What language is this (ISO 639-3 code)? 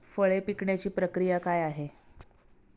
mar